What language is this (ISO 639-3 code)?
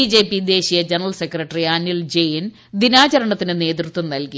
mal